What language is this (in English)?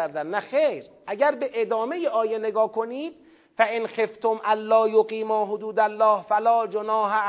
Persian